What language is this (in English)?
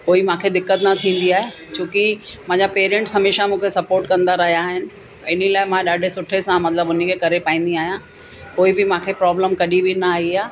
Sindhi